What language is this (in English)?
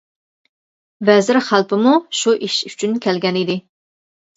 Uyghur